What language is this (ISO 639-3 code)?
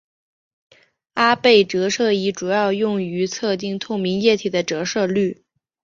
zho